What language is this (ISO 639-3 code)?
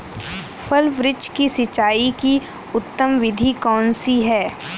hin